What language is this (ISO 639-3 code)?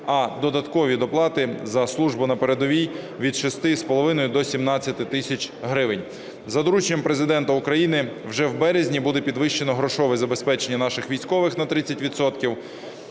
ukr